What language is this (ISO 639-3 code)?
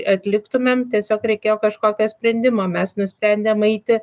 lit